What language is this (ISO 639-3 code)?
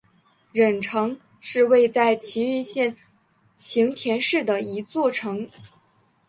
zho